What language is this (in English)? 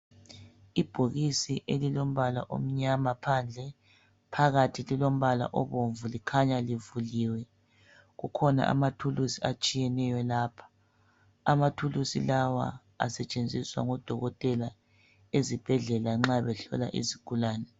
North Ndebele